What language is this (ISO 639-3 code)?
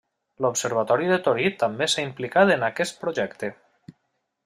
cat